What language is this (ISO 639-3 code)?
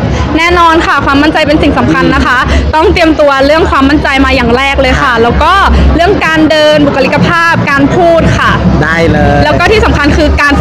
tha